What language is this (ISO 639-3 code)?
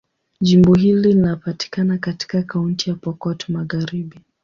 swa